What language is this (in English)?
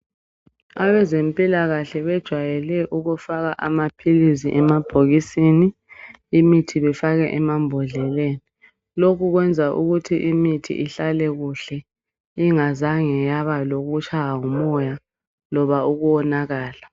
North Ndebele